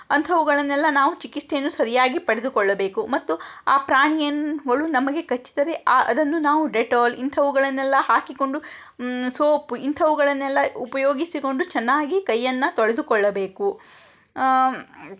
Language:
Kannada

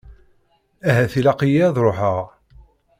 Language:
Kabyle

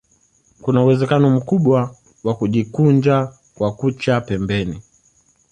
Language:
Swahili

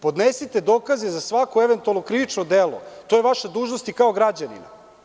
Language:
Serbian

